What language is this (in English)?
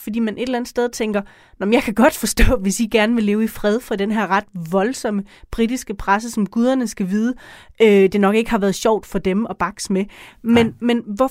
Danish